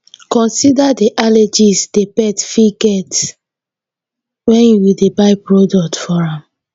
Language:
Nigerian Pidgin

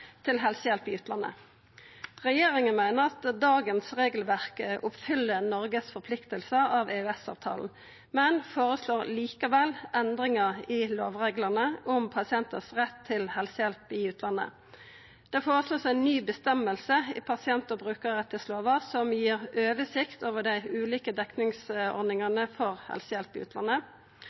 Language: Norwegian Nynorsk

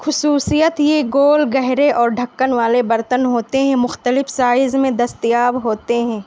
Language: Urdu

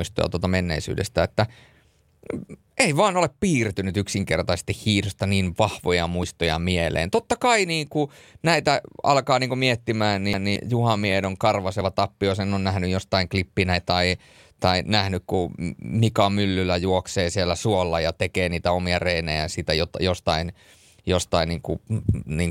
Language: Finnish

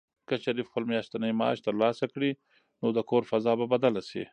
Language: Pashto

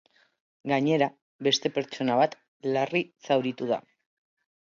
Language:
Basque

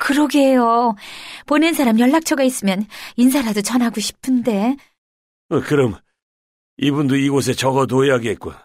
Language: Korean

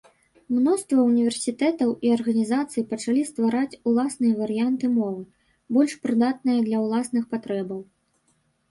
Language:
Belarusian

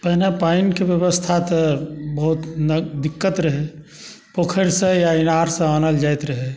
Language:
Maithili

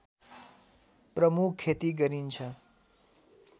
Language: Nepali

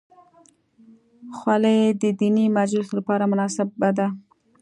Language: Pashto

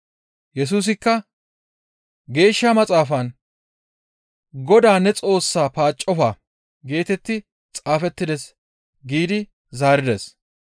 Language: Gamo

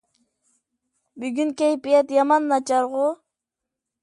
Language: Uyghur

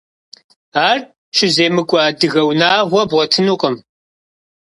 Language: Kabardian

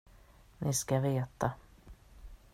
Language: Swedish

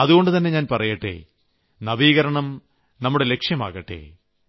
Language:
Malayalam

